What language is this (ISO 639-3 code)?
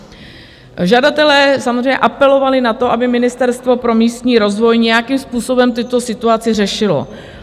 ces